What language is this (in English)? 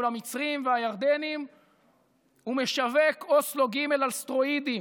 Hebrew